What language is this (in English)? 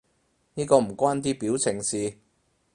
Cantonese